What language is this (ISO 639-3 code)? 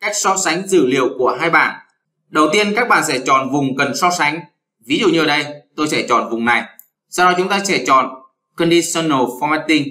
vie